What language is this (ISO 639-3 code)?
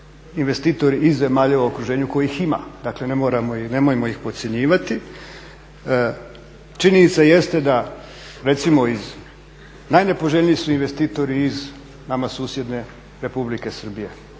hrv